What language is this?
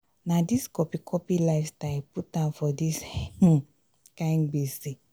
Nigerian Pidgin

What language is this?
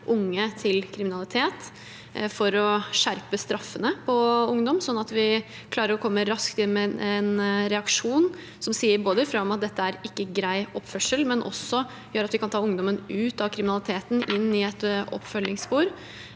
Norwegian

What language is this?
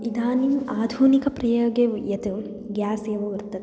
Sanskrit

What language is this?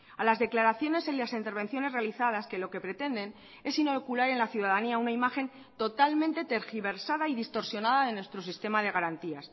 Spanish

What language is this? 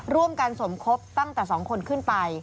Thai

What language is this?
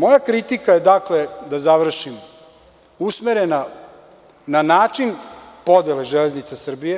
Serbian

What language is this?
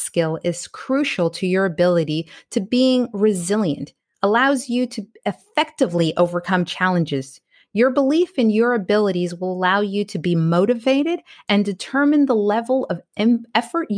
English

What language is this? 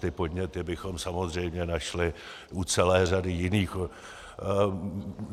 Czech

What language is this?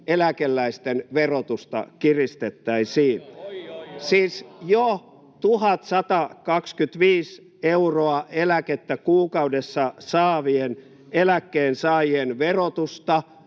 Finnish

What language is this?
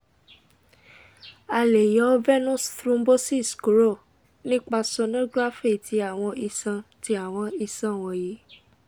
Yoruba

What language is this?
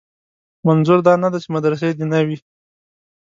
Pashto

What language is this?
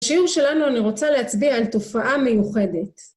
Hebrew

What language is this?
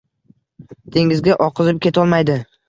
Uzbek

